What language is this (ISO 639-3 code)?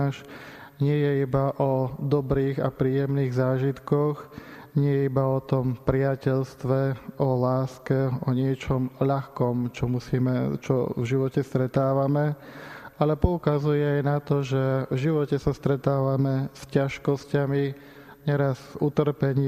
slk